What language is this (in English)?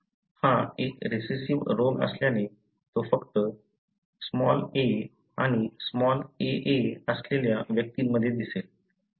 Marathi